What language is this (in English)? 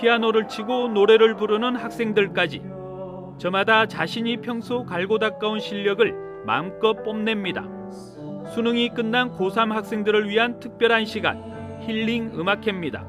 Korean